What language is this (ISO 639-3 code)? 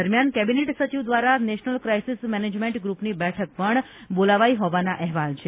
guj